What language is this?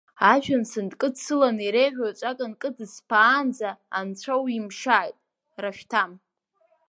Abkhazian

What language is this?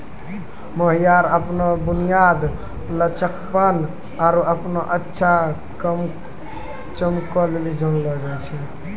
Maithili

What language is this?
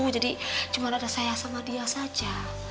Indonesian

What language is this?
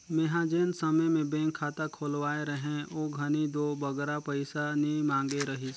Chhattisgarhi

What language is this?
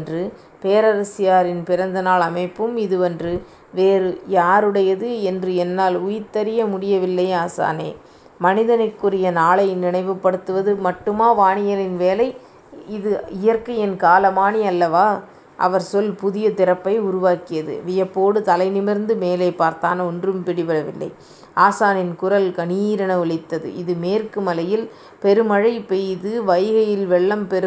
Tamil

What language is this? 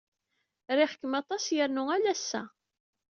Kabyle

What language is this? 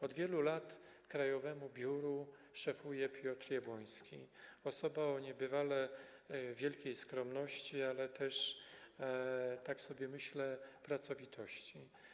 Polish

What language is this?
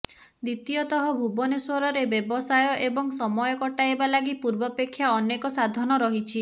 Odia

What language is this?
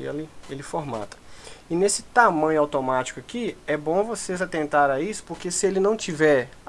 Portuguese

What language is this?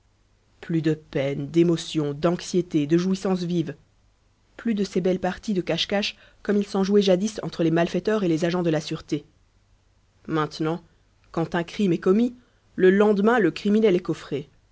French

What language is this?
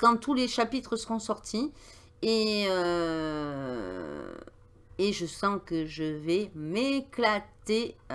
French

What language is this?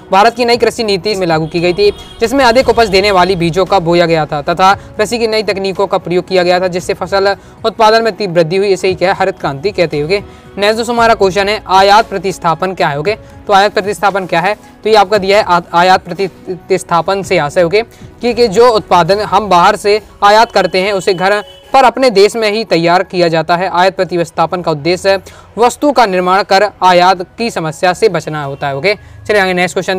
Hindi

